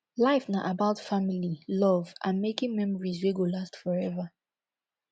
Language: Nigerian Pidgin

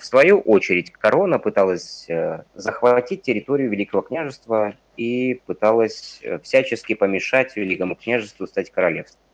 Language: Russian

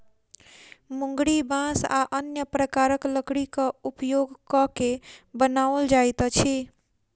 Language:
Maithili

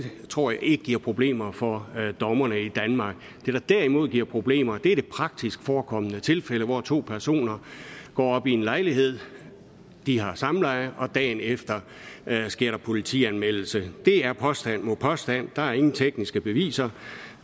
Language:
Danish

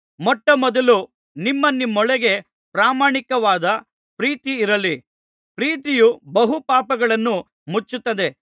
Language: Kannada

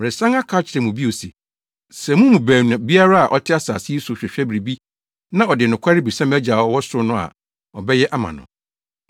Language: Akan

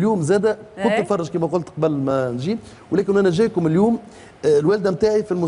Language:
Arabic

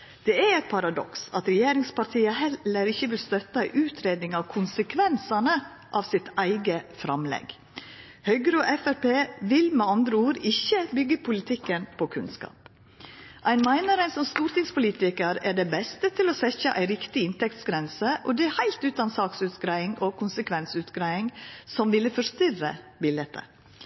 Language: Norwegian Nynorsk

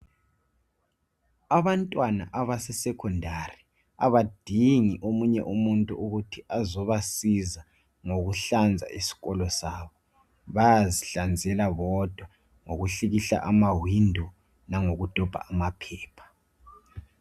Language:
North Ndebele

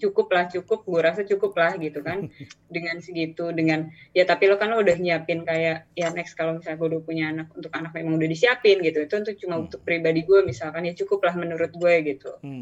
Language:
Indonesian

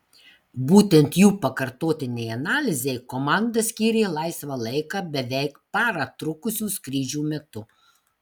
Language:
Lithuanian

